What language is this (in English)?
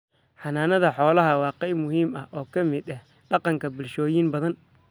Somali